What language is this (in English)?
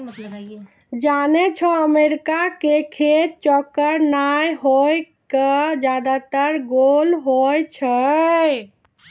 Maithili